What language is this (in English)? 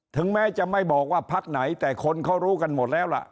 Thai